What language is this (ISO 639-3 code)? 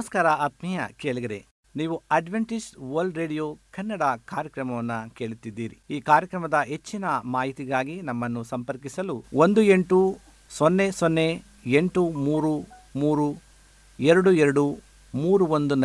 kan